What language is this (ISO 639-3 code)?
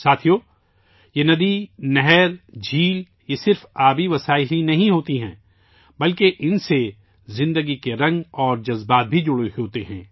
urd